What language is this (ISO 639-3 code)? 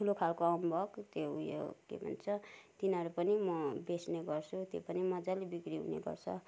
nep